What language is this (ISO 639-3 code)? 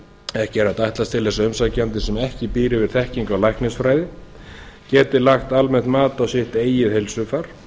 isl